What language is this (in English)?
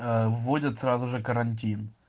Russian